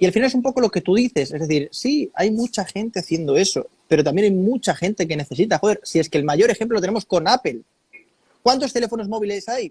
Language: Spanish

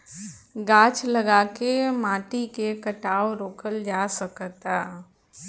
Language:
Bhojpuri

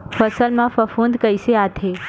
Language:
Chhattisgarhi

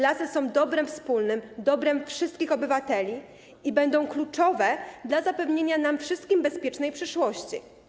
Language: Polish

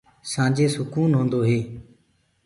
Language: Gurgula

